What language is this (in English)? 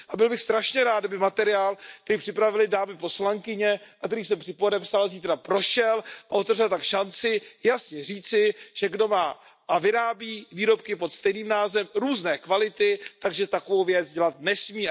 Czech